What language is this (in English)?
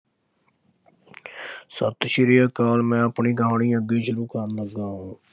Punjabi